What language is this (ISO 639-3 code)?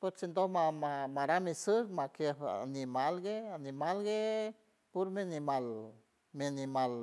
hue